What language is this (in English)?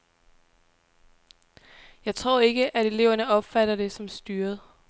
Danish